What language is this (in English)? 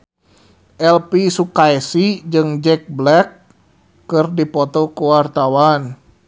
Sundanese